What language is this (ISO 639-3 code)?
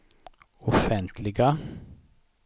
swe